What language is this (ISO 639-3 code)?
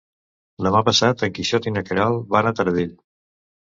cat